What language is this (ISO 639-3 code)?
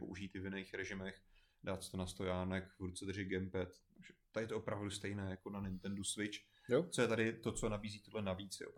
ces